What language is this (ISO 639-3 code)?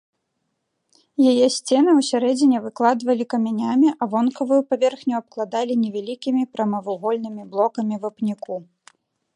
bel